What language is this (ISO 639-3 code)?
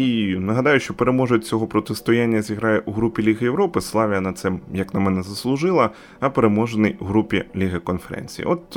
ukr